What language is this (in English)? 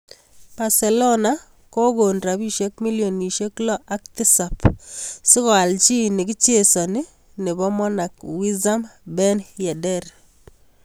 Kalenjin